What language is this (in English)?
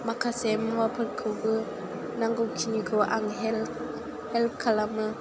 Bodo